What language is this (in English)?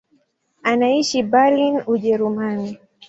Swahili